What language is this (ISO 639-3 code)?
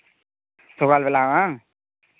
sat